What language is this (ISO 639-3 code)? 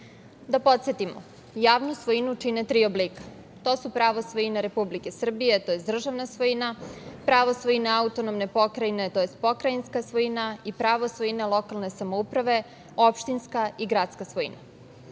srp